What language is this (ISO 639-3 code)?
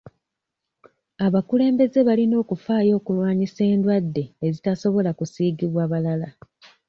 lug